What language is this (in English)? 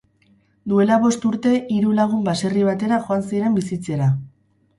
Basque